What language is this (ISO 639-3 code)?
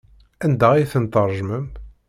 kab